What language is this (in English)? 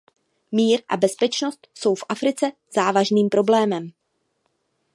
Czech